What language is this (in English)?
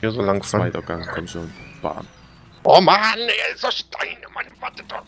German